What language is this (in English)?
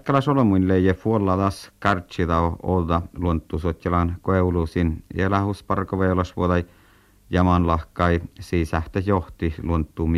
Finnish